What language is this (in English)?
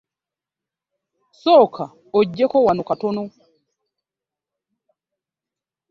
Ganda